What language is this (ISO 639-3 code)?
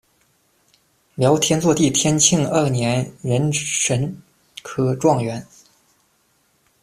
zho